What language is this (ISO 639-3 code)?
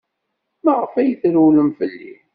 kab